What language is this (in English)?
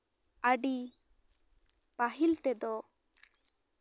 Santali